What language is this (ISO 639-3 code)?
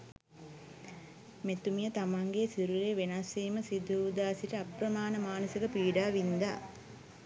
sin